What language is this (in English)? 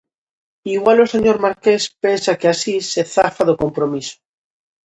Galician